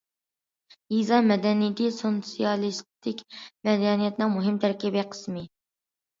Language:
Uyghur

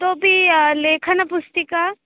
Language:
Sanskrit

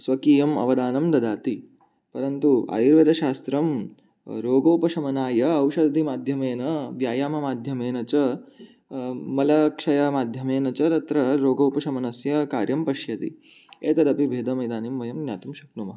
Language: Sanskrit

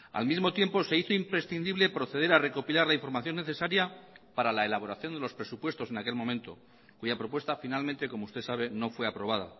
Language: Spanish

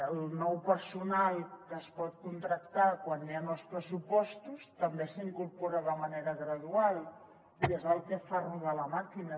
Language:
Catalan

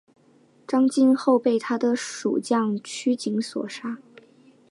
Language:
Chinese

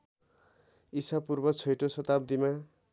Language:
Nepali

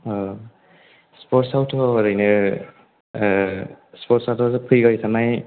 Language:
Bodo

